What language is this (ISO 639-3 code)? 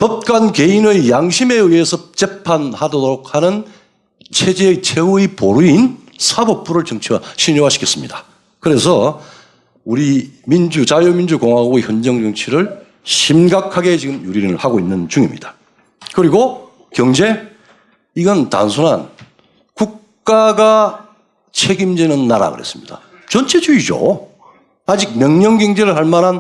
kor